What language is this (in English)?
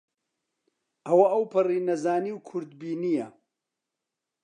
Central Kurdish